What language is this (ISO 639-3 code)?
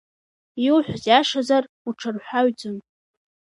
abk